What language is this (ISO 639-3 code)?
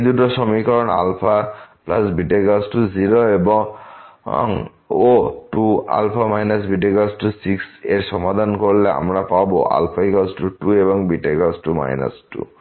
ben